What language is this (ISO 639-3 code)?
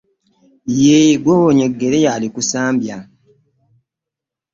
lug